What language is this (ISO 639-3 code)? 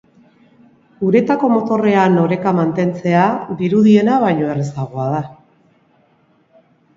eus